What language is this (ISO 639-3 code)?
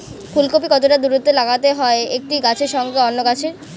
ben